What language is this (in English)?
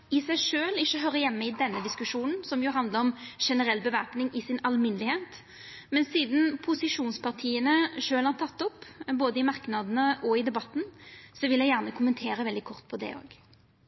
Norwegian Nynorsk